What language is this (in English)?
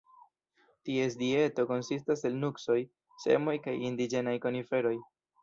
Esperanto